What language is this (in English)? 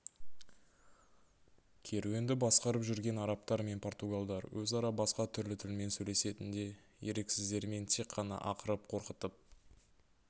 Kazakh